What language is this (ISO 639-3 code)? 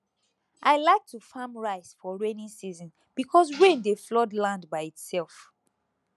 pcm